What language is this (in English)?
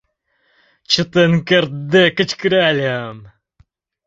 Mari